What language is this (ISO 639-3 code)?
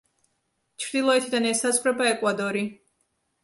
kat